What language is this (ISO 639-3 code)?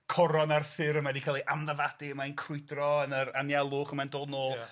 cym